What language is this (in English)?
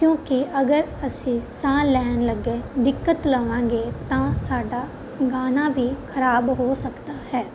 Punjabi